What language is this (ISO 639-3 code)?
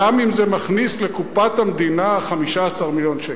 heb